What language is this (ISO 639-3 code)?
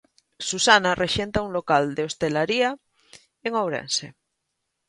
glg